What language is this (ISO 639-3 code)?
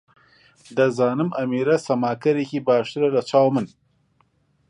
ckb